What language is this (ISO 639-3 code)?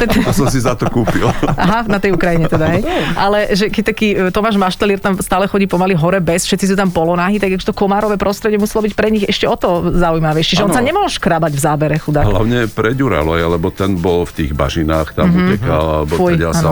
slk